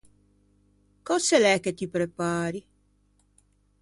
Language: Ligurian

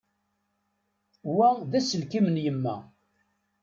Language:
Kabyle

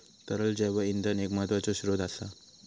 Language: Marathi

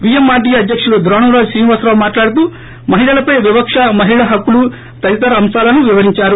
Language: Telugu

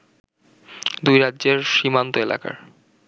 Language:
Bangla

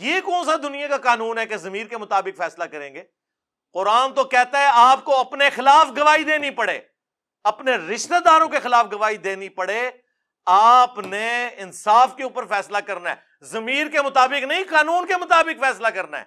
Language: Urdu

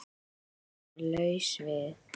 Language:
Icelandic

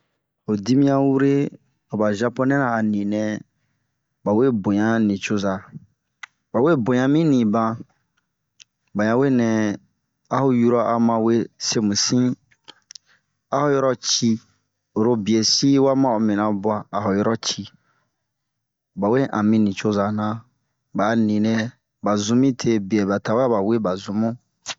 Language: Bomu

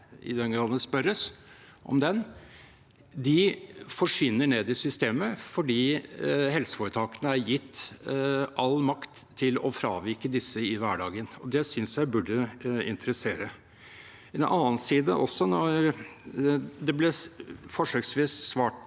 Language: Norwegian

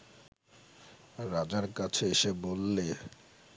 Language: Bangla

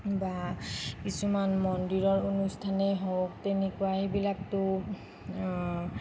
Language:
Assamese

